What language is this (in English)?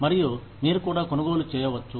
Telugu